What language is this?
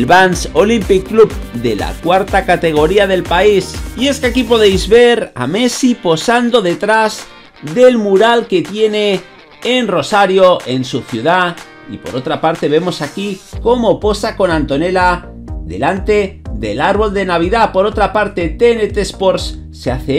Spanish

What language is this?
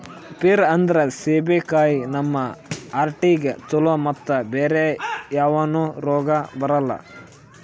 Kannada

